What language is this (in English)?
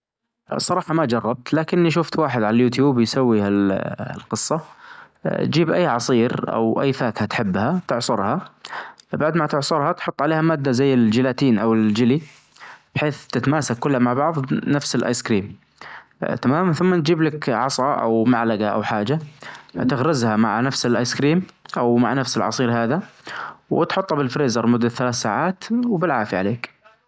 Najdi Arabic